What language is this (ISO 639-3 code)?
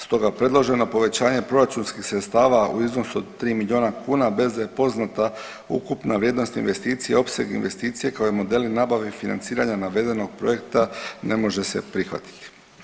hrv